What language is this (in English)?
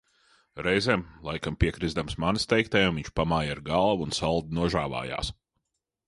Latvian